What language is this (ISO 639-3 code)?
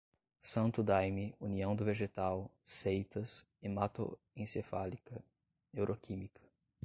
por